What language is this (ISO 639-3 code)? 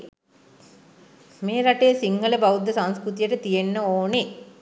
sin